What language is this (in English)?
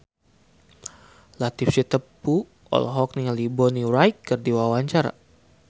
Sundanese